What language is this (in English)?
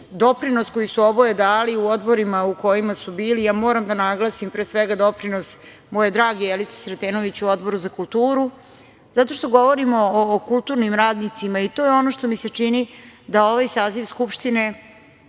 Serbian